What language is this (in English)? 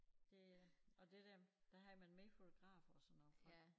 Danish